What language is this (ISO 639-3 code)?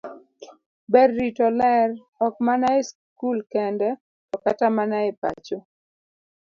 luo